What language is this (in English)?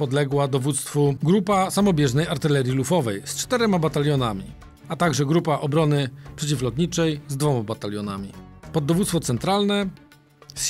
Polish